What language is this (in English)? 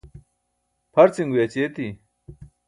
Burushaski